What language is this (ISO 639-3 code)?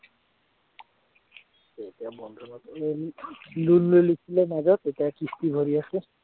asm